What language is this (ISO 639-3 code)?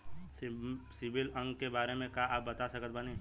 bho